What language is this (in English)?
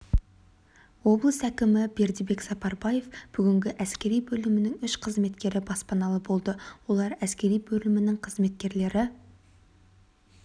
Kazakh